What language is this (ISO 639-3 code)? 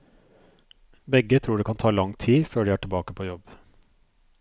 nor